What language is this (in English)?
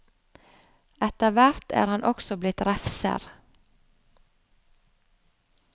Norwegian